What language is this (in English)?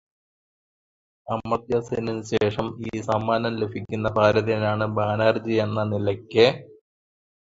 Malayalam